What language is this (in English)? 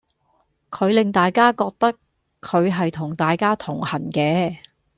Cantonese